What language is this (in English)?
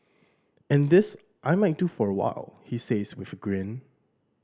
English